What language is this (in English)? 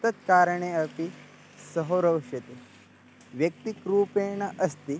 Sanskrit